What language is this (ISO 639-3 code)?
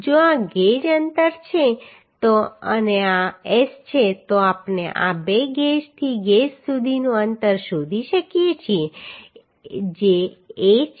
guj